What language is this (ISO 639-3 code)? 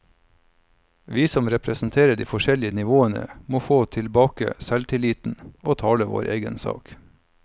nor